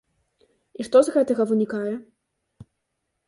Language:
Belarusian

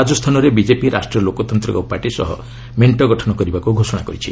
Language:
Odia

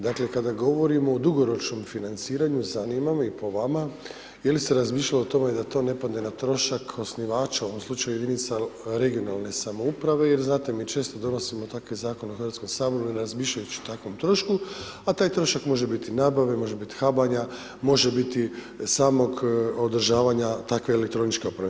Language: Croatian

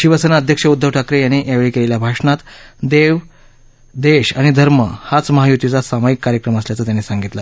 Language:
Marathi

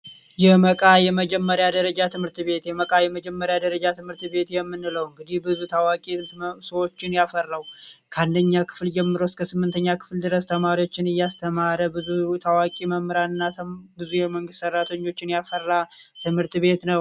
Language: Amharic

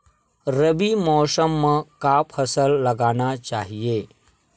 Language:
Chhattisgarhi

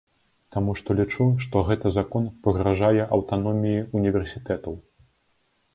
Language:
Belarusian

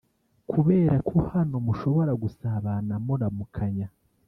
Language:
Kinyarwanda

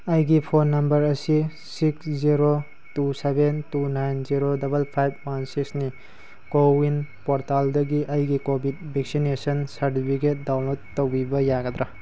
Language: Manipuri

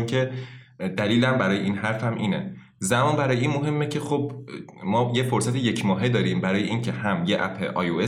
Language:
Persian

